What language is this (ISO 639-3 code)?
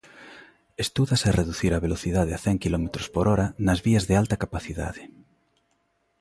glg